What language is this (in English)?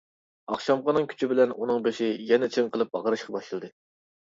Uyghur